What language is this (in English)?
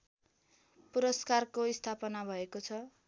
Nepali